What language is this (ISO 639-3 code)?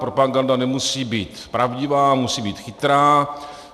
ces